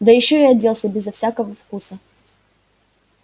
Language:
Russian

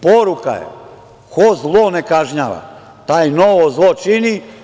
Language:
Serbian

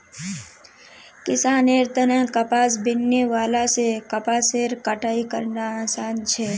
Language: Magahi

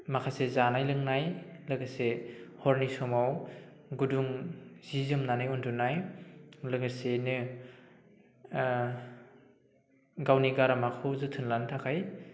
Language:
Bodo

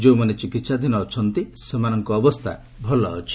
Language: Odia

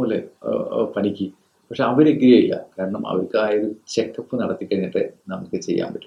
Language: Malayalam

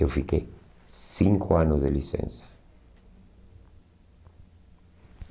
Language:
Portuguese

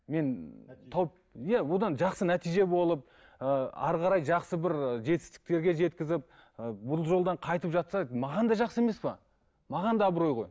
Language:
Kazakh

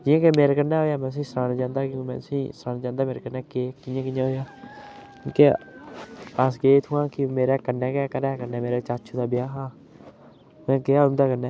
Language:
Dogri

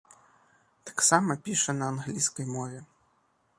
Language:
Belarusian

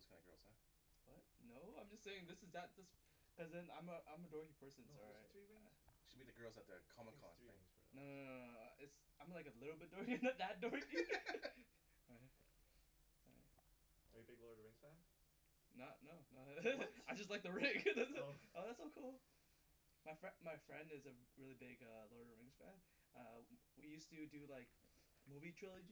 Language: English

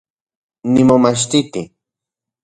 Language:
Central Puebla Nahuatl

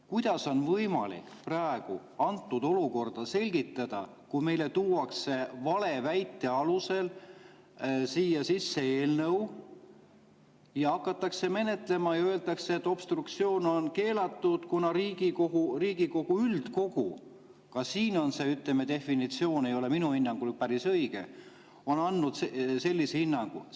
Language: Estonian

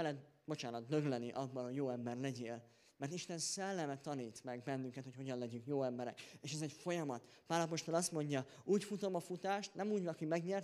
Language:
Hungarian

